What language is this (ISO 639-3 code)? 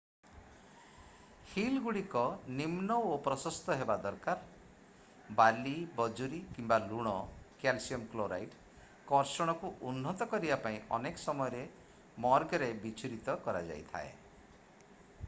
ori